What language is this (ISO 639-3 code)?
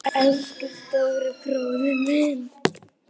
isl